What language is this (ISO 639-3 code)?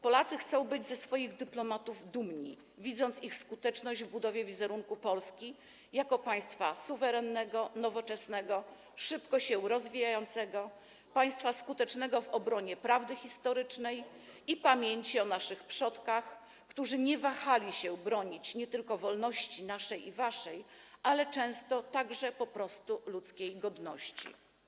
pol